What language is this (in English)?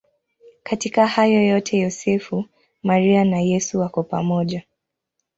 Swahili